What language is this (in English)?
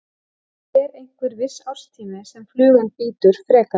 Icelandic